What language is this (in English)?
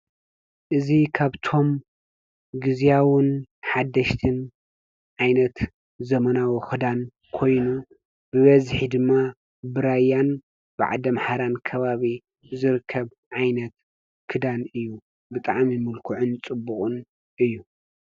Tigrinya